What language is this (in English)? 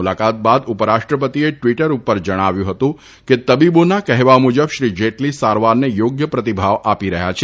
Gujarati